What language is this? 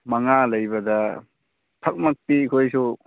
Manipuri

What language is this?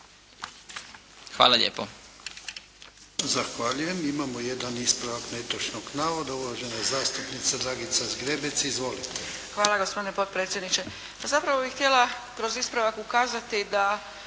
Croatian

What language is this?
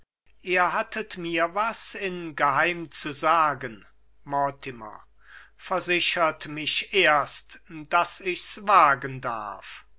German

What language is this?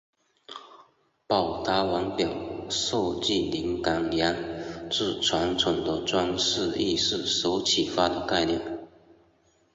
Chinese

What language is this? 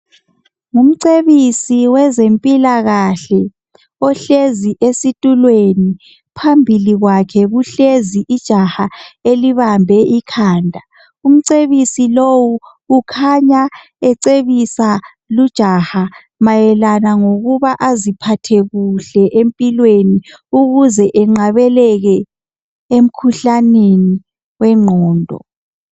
North Ndebele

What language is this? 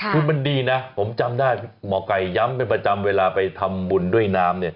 Thai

